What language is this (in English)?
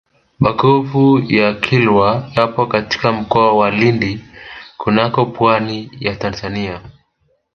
Swahili